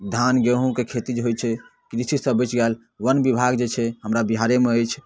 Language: Maithili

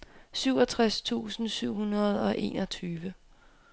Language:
Danish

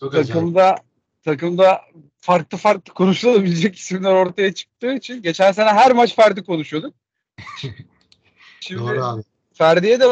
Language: Turkish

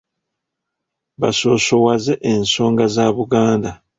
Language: Ganda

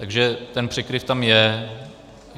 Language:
Czech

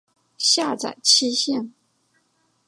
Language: Chinese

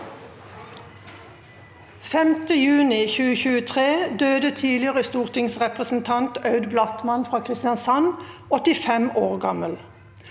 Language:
Norwegian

